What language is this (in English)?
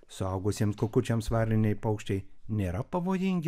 Lithuanian